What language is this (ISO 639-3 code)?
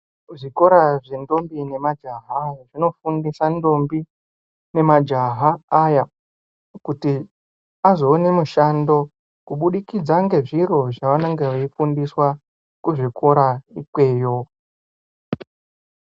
ndc